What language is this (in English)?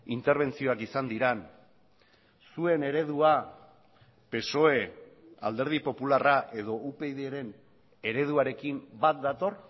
Basque